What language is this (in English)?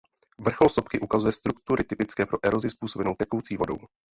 Czech